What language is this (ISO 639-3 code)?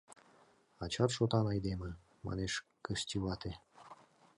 chm